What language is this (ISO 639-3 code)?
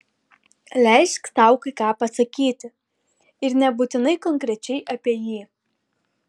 lit